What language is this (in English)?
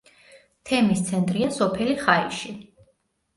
Georgian